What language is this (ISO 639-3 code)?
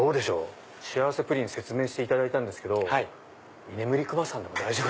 jpn